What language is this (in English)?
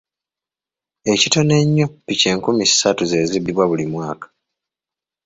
Ganda